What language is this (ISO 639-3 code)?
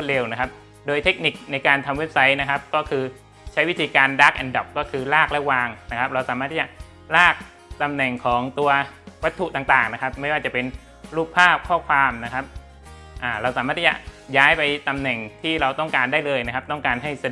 tha